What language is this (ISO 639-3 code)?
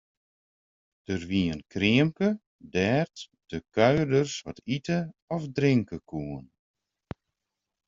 fry